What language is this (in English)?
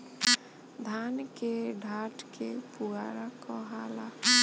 Bhojpuri